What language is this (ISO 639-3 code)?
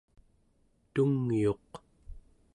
esu